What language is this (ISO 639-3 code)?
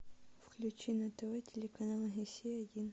rus